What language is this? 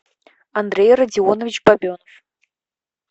Russian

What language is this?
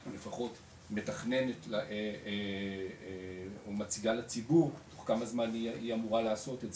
Hebrew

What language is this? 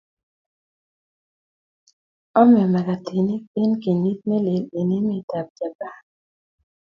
Kalenjin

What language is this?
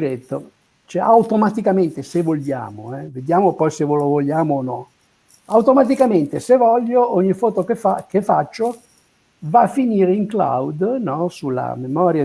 Italian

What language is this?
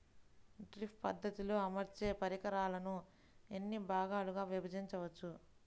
Telugu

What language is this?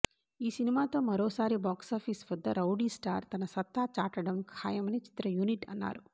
Telugu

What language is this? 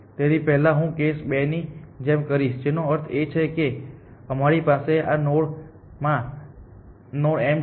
Gujarati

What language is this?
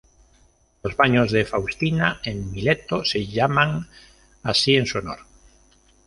Spanish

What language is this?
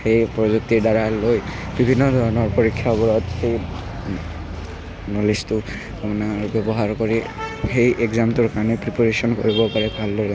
Assamese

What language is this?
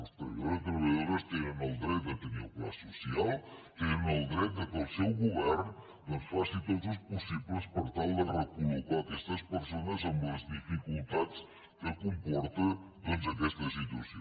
Catalan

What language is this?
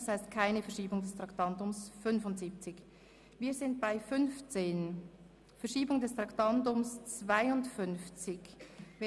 Swiss German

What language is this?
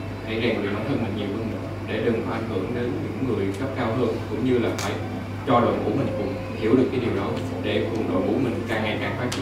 Vietnamese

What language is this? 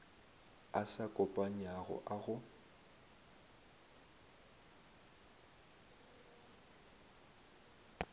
Northern Sotho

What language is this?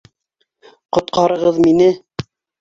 Bashkir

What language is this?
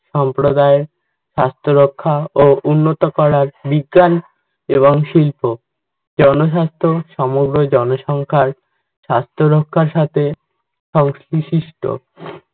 Bangla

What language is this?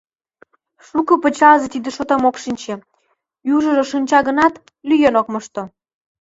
Mari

